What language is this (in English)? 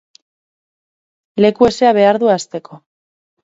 Basque